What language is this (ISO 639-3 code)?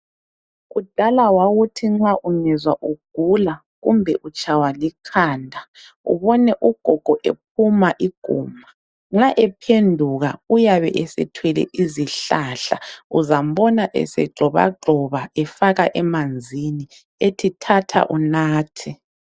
nde